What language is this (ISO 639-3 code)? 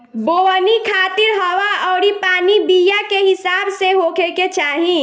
bho